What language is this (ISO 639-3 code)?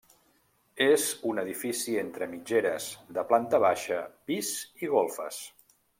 cat